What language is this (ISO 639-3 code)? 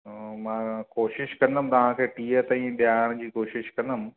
snd